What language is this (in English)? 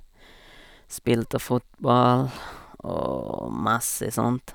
Norwegian